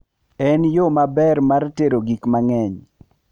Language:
Luo (Kenya and Tanzania)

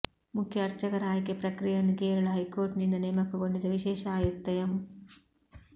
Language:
Kannada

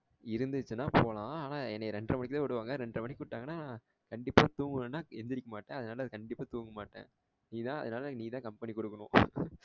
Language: Tamil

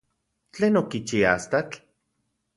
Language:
Central Puebla Nahuatl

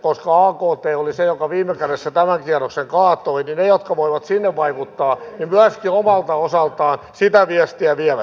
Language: Finnish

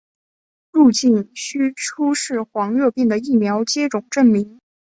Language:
Chinese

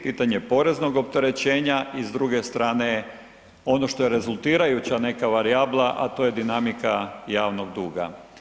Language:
Croatian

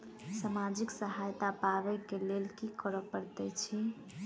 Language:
Maithili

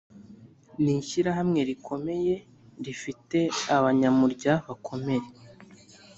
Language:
Kinyarwanda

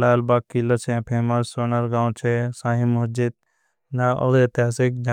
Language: Bhili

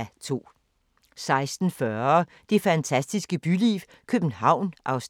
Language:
Danish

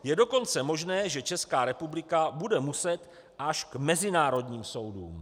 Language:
Czech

